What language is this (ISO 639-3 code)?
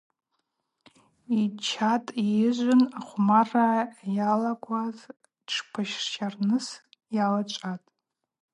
abq